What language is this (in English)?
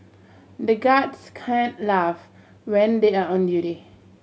English